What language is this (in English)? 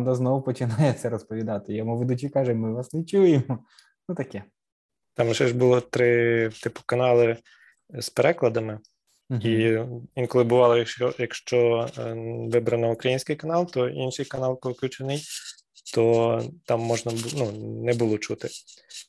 Ukrainian